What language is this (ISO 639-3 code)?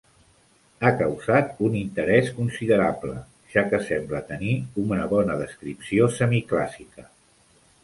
cat